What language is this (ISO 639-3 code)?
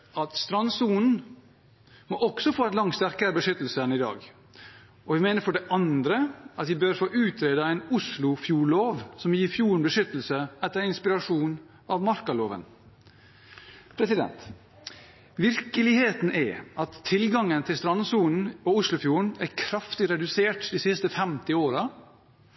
nob